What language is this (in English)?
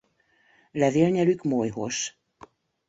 Hungarian